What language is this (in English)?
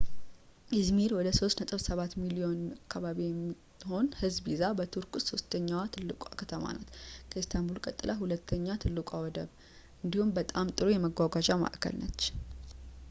Amharic